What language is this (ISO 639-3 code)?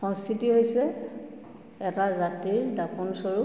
asm